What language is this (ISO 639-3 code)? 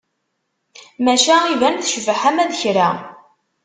kab